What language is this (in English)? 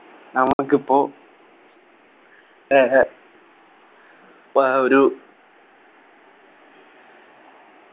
Malayalam